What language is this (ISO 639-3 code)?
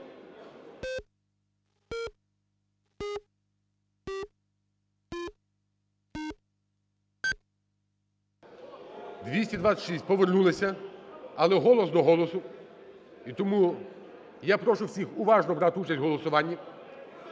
ukr